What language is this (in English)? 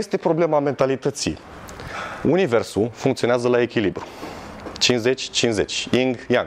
Romanian